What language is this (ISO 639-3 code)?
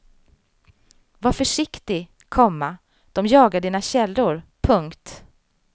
swe